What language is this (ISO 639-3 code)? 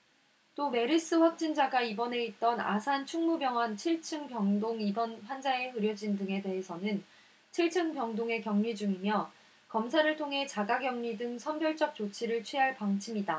kor